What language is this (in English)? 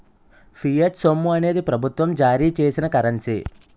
Telugu